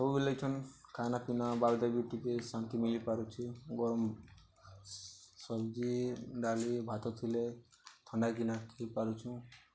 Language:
Odia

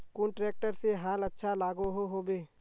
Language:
Magahi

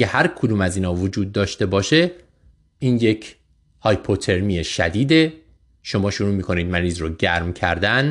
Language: Persian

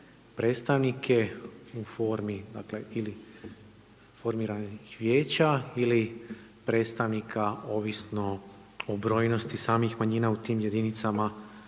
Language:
Croatian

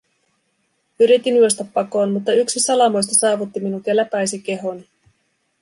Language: Finnish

